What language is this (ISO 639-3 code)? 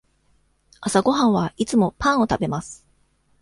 jpn